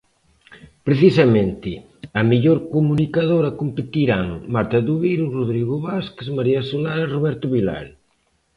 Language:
Galician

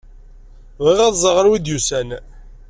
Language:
Kabyle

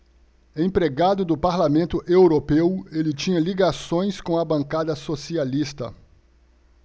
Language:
Portuguese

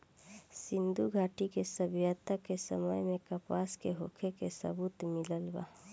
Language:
Bhojpuri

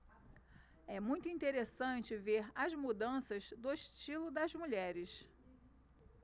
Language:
Portuguese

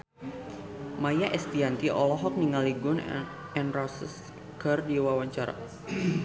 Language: Sundanese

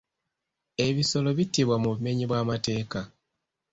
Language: Ganda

